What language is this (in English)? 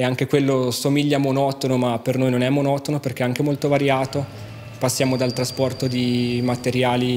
Italian